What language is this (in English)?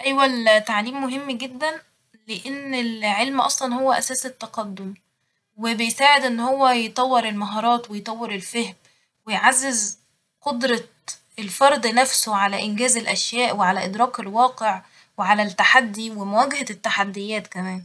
Egyptian Arabic